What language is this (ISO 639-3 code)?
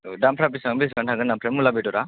brx